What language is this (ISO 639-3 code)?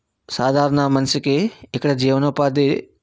tel